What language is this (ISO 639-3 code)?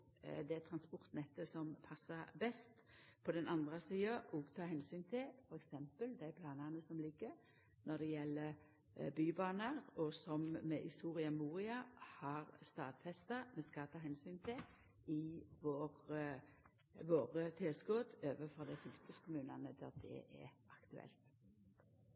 nno